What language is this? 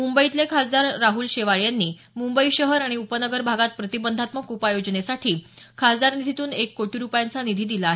Marathi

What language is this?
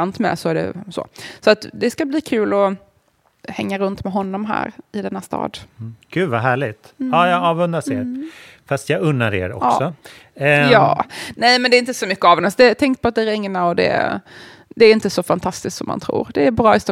Swedish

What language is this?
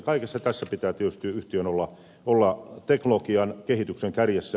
Finnish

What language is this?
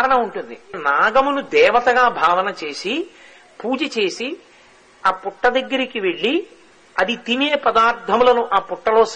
Telugu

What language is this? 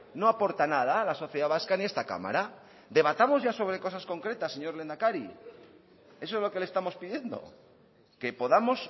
Spanish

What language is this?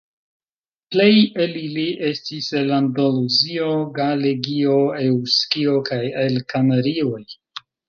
Esperanto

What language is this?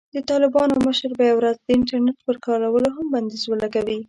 Pashto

